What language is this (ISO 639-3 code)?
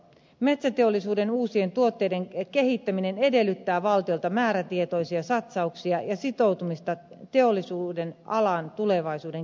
fin